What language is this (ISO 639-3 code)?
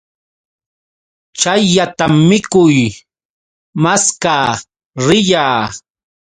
qux